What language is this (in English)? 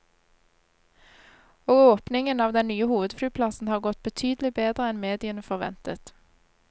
Norwegian